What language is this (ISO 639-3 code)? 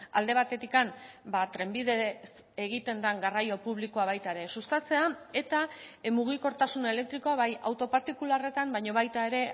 eus